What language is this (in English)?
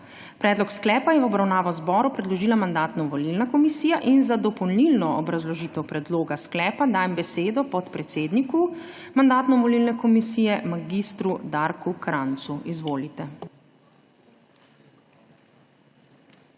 Slovenian